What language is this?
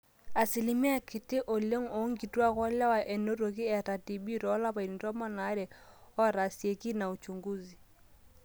Masai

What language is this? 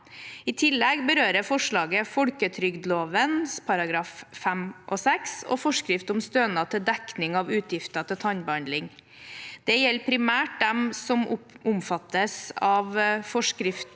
Norwegian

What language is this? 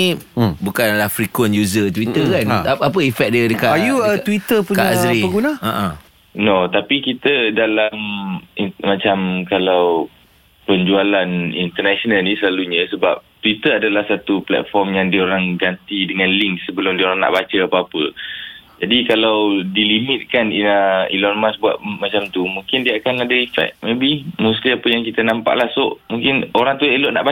Malay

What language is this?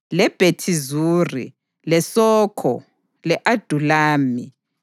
North Ndebele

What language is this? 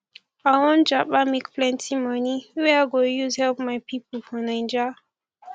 Nigerian Pidgin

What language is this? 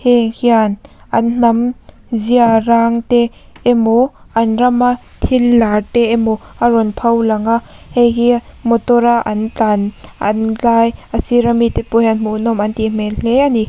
Mizo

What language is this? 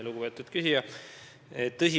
Estonian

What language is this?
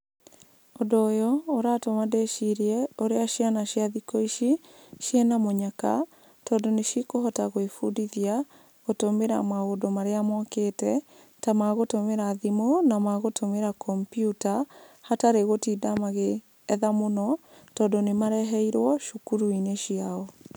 Kikuyu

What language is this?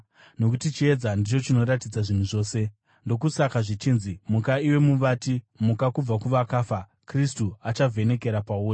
Shona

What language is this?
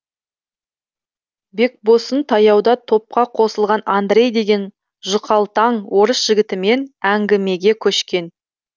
Kazakh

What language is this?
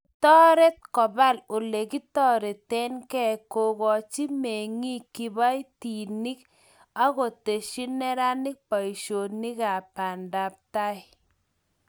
Kalenjin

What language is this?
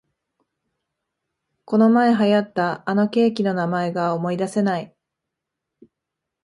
Japanese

